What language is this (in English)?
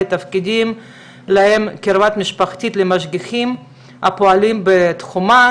Hebrew